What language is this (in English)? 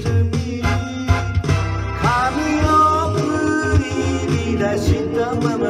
Turkish